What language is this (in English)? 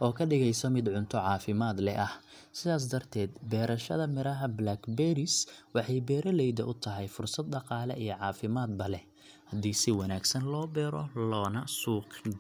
Somali